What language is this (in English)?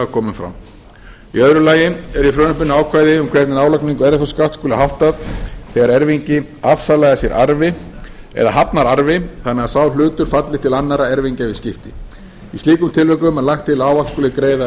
Icelandic